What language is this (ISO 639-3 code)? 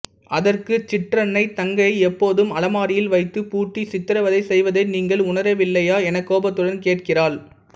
tam